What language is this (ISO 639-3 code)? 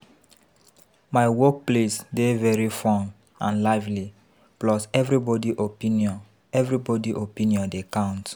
pcm